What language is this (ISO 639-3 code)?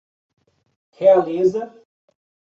por